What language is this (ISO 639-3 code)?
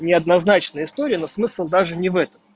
rus